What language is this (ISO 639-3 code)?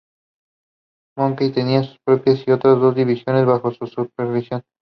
spa